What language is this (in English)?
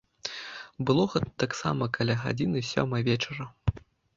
Belarusian